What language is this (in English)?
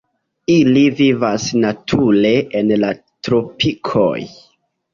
Esperanto